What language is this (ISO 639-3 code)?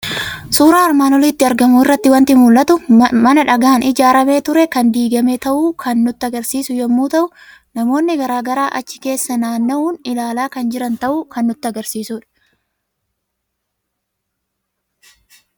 orm